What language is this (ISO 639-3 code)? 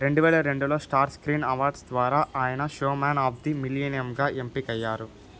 tel